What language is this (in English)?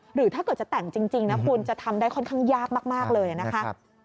Thai